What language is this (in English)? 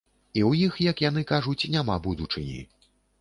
Belarusian